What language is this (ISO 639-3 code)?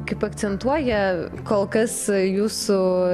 lit